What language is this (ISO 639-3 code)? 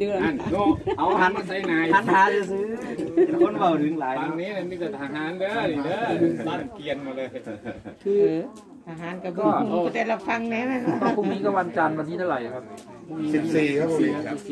tha